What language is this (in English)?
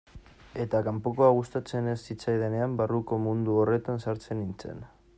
Basque